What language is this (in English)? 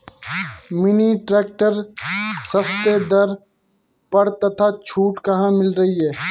Hindi